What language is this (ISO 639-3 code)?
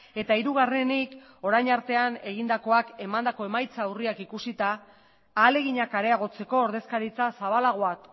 eus